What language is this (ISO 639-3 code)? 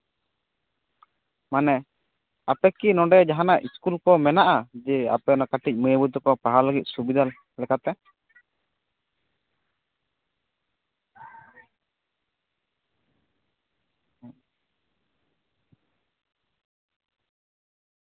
sat